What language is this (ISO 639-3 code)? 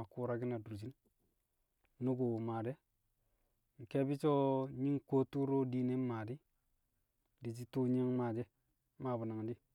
kcq